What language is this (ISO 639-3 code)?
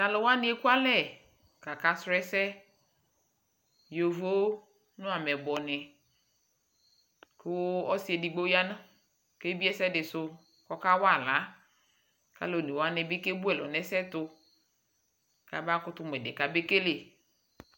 kpo